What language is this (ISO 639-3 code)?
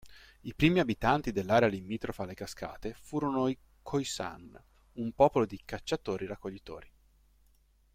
ita